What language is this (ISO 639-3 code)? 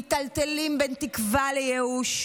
heb